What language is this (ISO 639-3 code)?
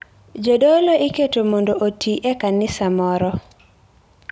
luo